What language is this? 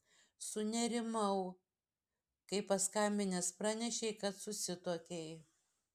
Lithuanian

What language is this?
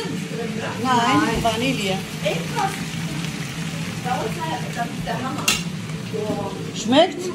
Romanian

